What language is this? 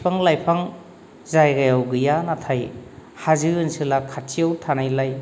Bodo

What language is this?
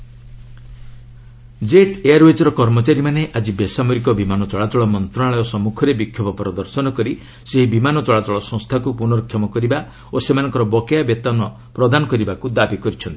Odia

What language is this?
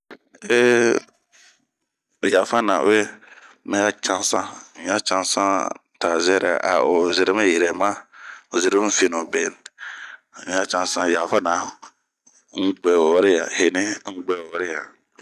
Bomu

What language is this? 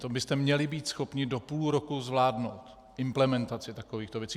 Czech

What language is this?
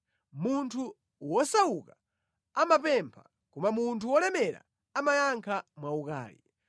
Nyanja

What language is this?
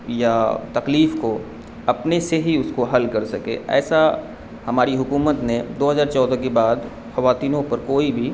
Urdu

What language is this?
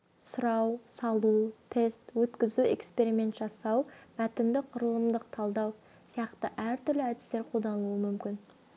Kazakh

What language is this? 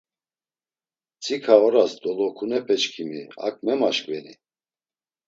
Laz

